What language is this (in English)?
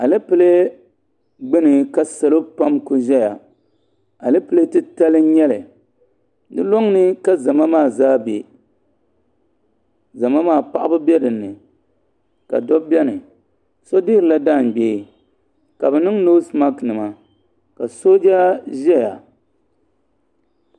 Dagbani